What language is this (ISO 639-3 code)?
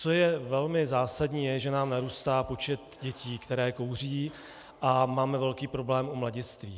ces